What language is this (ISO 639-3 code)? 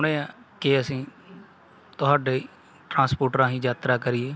pan